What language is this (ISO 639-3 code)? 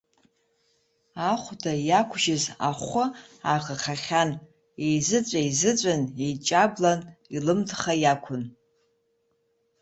abk